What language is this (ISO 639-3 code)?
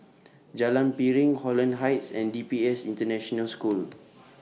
eng